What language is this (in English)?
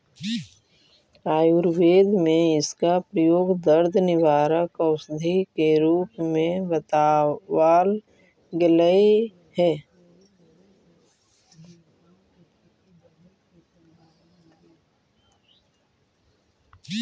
Magahi